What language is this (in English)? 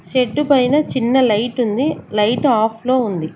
Telugu